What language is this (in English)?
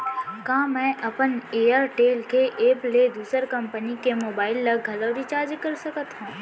Chhattisgarhi